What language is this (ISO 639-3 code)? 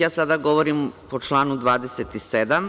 srp